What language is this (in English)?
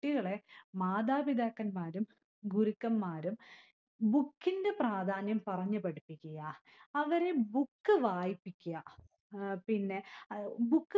Malayalam